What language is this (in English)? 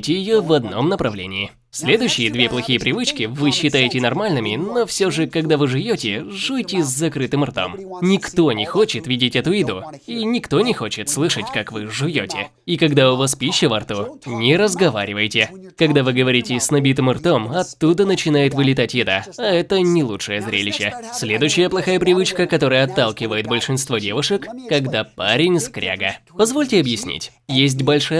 Russian